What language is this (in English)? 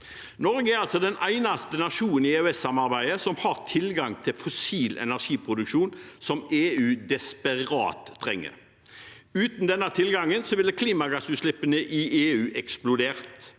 Norwegian